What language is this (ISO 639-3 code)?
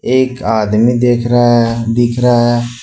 hin